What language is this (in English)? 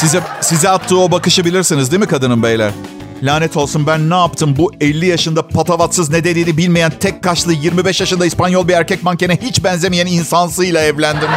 Turkish